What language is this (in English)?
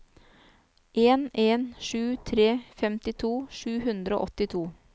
Norwegian